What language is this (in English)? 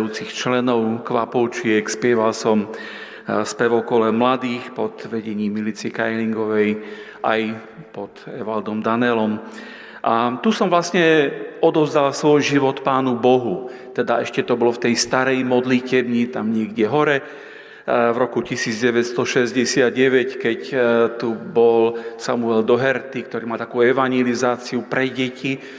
Slovak